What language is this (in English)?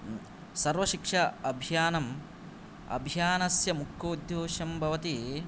Sanskrit